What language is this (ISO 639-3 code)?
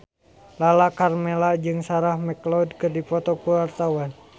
sun